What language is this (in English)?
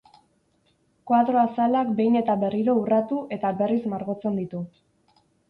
Basque